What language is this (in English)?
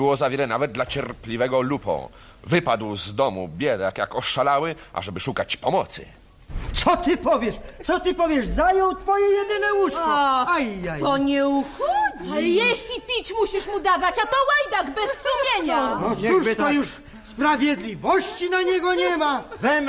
Polish